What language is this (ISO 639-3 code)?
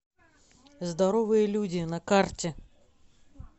rus